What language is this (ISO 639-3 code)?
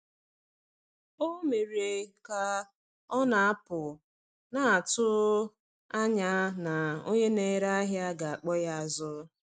ibo